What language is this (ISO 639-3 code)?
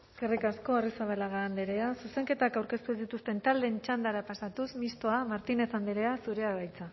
eus